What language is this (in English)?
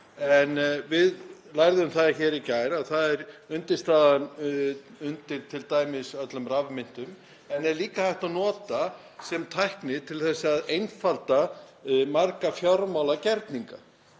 Icelandic